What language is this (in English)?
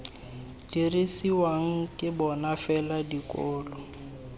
Tswana